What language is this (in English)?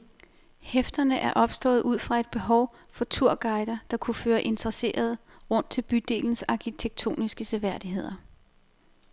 Danish